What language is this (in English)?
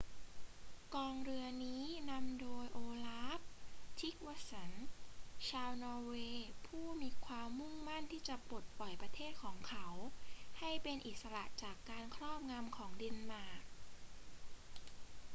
Thai